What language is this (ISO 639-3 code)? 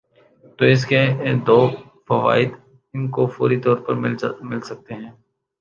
urd